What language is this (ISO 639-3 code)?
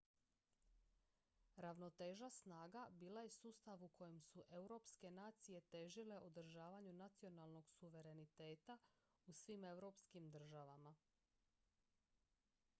hrv